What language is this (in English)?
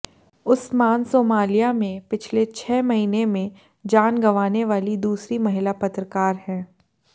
Hindi